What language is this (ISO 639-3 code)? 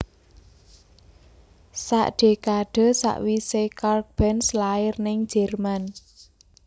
jav